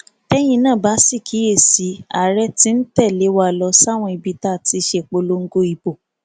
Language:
Yoruba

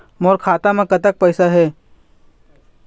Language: Chhattisgarhi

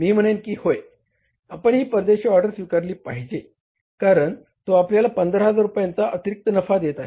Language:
Marathi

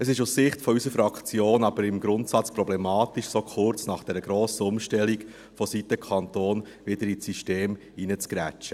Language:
Swiss German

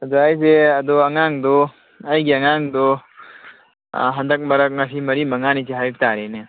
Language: Manipuri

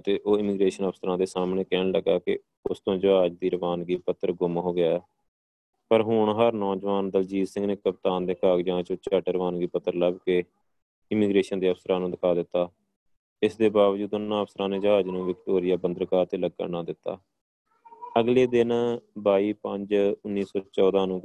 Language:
Punjabi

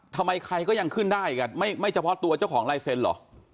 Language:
Thai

